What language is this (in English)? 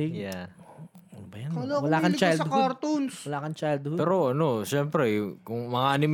Filipino